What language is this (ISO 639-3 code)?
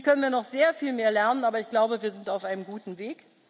deu